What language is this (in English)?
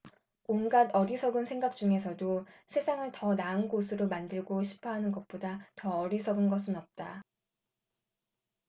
Korean